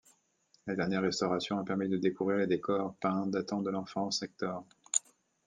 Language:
French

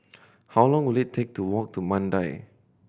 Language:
English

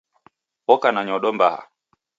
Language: Taita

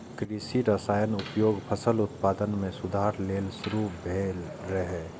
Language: Maithili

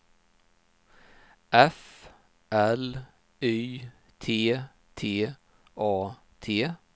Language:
Swedish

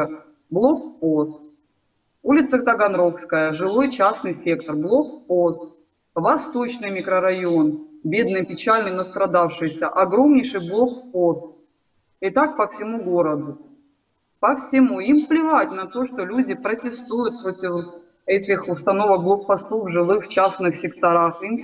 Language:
Russian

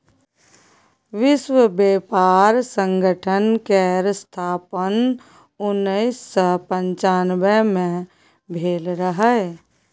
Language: Maithili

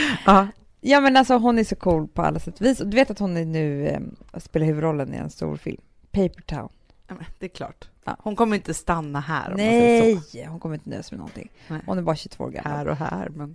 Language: Swedish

